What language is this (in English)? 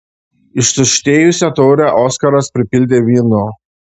Lithuanian